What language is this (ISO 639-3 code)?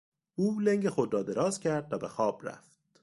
fas